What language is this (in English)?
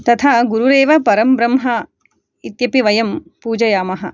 Sanskrit